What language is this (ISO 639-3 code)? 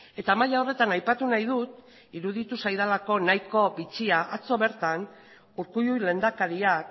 eus